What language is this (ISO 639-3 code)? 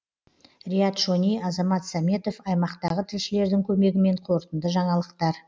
kaz